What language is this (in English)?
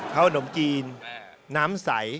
Thai